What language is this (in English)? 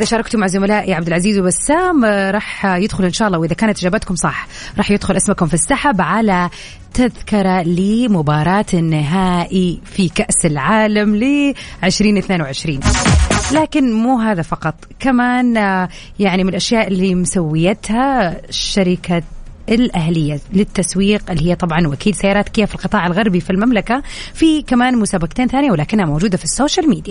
Arabic